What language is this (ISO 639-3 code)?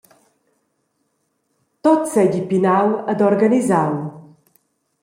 roh